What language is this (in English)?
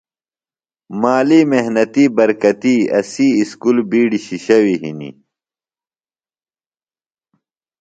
Phalura